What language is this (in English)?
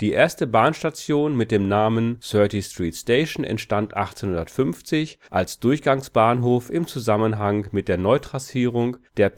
German